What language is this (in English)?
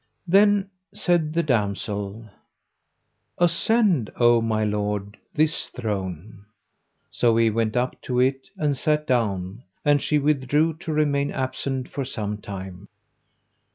English